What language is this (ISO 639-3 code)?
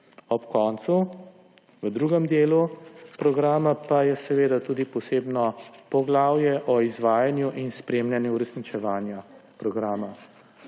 slv